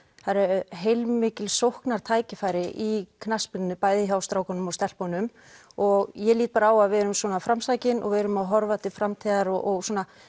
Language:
Icelandic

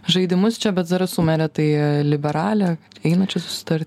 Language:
Lithuanian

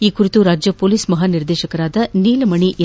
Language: Kannada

